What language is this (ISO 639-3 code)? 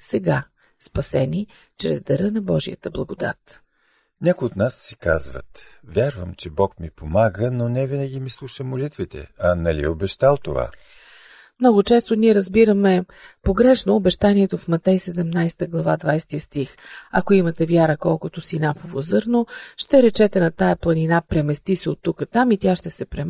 bul